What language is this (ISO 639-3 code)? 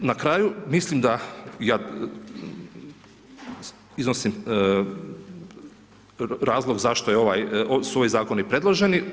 hrv